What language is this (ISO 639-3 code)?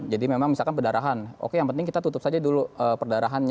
ind